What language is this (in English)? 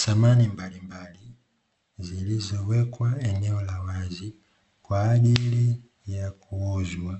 Swahili